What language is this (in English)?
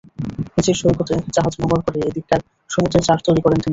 Bangla